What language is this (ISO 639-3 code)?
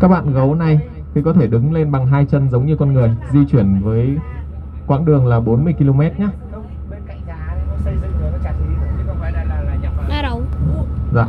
vie